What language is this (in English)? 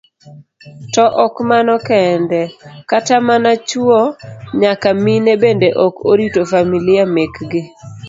Luo (Kenya and Tanzania)